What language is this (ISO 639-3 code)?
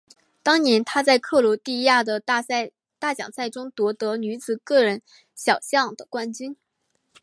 zho